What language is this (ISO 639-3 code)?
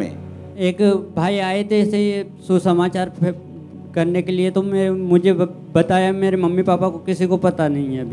hin